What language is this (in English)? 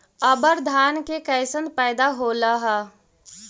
Magahi